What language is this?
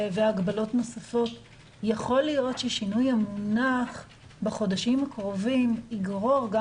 Hebrew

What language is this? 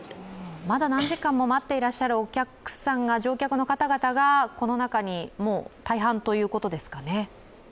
Japanese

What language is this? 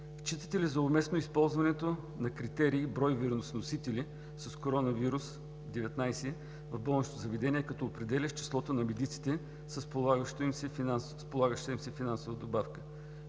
Bulgarian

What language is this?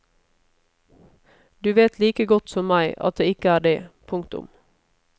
Norwegian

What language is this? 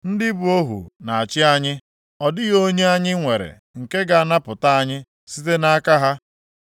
Igbo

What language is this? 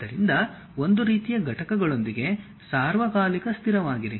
Kannada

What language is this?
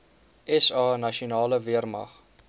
Afrikaans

